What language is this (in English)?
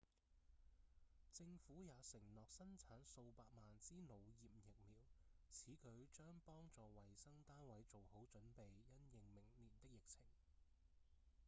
Cantonese